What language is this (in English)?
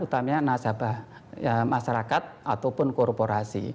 Indonesian